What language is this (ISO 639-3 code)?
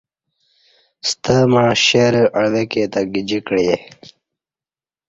bsh